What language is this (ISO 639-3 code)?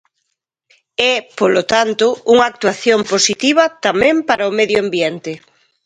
glg